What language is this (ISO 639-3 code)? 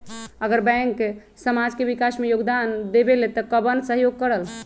mag